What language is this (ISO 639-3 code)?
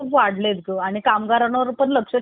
mar